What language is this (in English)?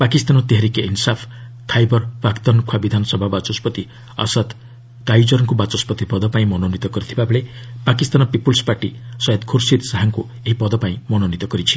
Odia